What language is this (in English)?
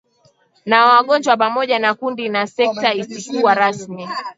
Swahili